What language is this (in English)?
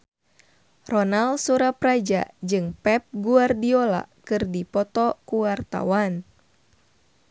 Sundanese